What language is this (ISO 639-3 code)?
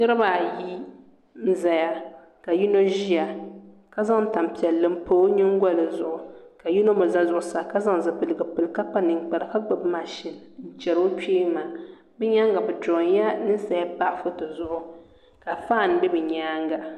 dag